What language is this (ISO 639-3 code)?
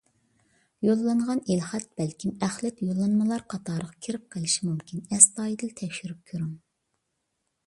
uig